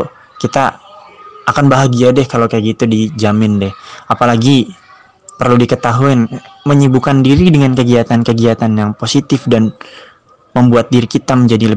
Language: Indonesian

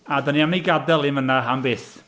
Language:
Welsh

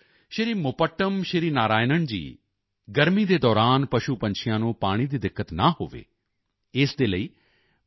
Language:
Punjabi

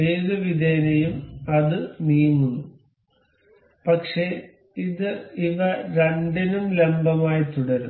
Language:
Malayalam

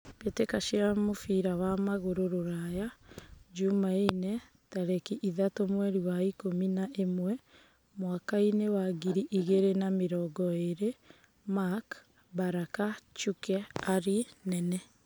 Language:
Kikuyu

